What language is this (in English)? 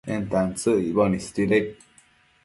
Matsés